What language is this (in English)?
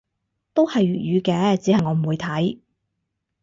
Cantonese